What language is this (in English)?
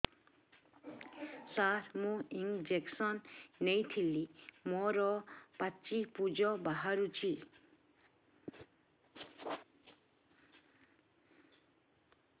Odia